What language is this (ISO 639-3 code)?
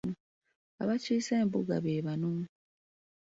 lug